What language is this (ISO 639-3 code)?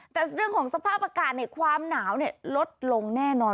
tha